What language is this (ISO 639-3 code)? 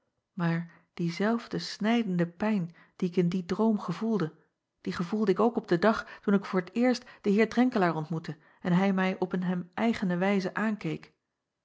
nld